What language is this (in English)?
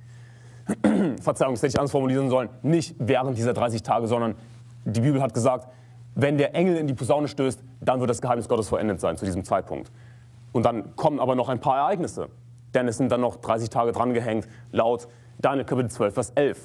German